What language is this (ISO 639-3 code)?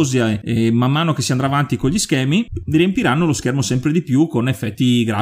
ita